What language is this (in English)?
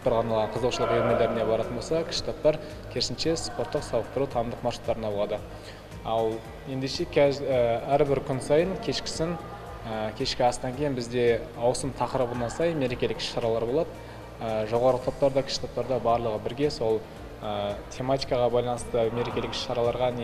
Turkish